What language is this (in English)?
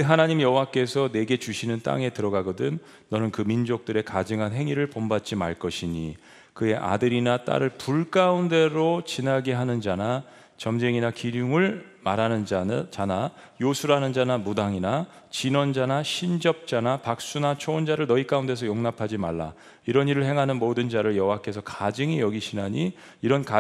Korean